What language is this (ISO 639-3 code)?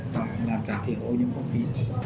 vie